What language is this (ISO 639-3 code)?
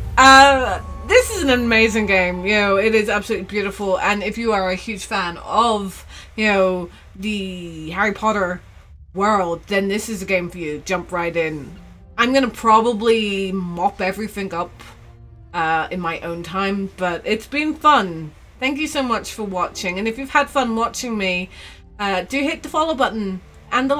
eng